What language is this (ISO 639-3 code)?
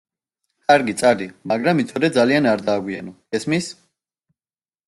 kat